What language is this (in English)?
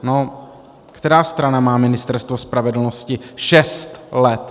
Czech